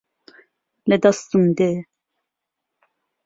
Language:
Central Kurdish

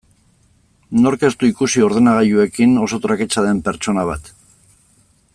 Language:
Basque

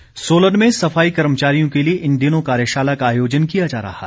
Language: Hindi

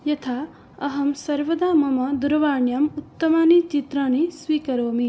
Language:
Sanskrit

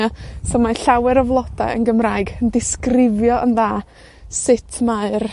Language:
Welsh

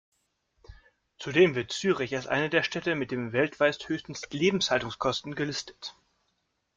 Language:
German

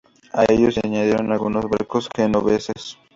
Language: Spanish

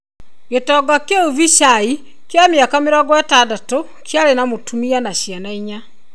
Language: Kikuyu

